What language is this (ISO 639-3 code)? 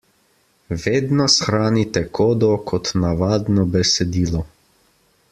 slv